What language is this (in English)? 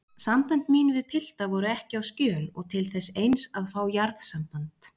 Icelandic